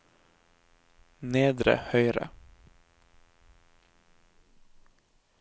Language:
Norwegian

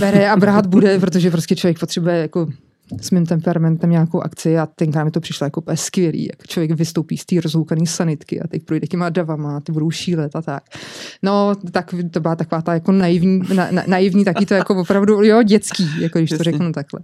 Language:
Czech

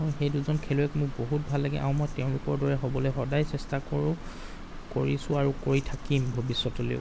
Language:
Assamese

